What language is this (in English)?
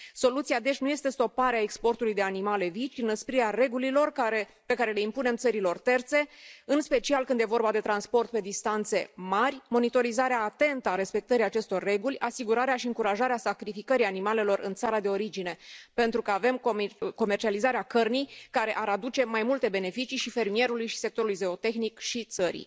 Romanian